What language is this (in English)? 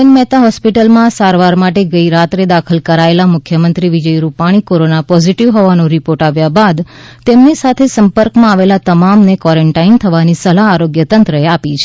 Gujarati